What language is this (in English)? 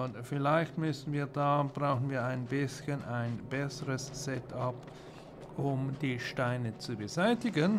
German